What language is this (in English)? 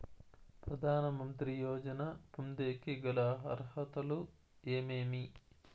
Telugu